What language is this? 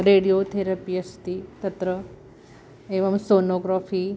Sanskrit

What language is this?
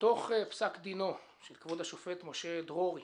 Hebrew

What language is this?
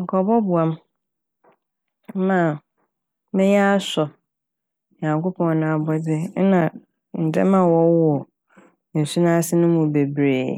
Akan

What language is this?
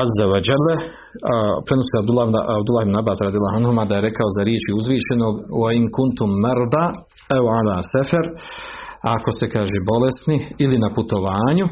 Croatian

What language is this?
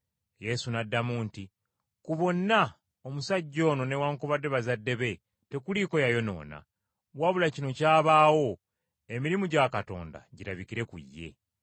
Ganda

